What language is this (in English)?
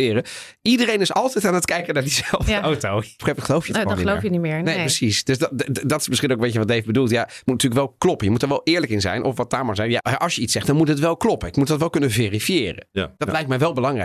Dutch